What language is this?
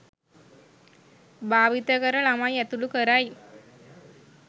Sinhala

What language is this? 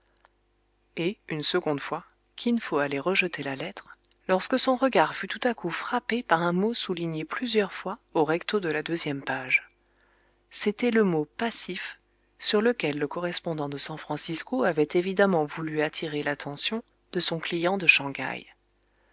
French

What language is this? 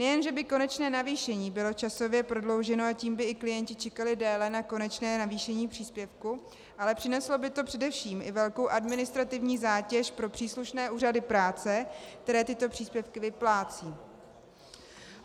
Czech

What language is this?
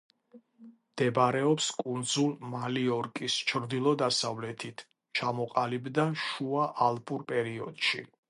Georgian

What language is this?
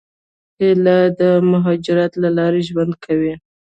Pashto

